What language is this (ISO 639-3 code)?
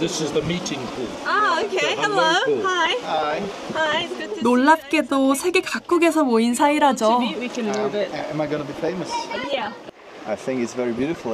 kor